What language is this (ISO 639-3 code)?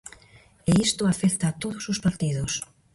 glg